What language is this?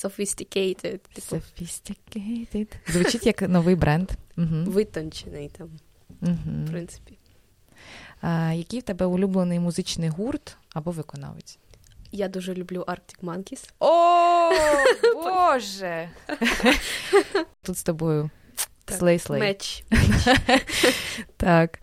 Ukrainian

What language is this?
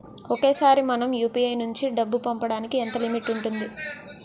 Telugu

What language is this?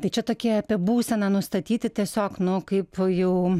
Lithuanian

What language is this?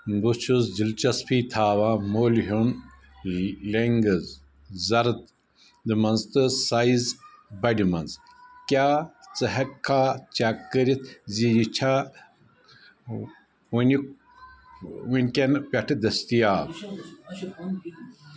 Kashmiri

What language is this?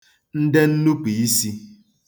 Igbo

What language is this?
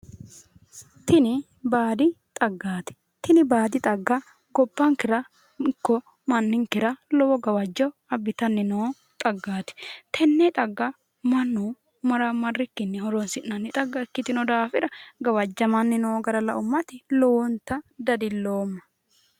Sidamo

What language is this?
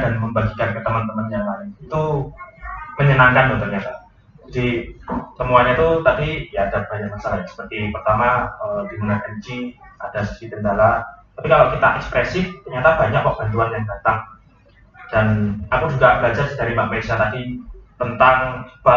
Indonesian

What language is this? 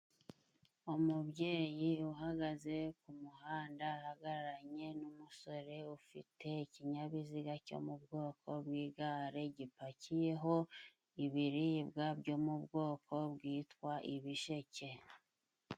Kinyarwanda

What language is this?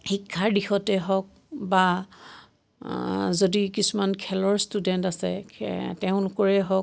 Assamese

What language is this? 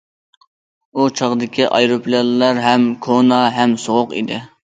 Uyghur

